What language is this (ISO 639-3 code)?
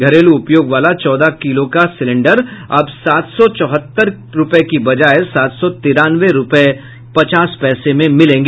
hin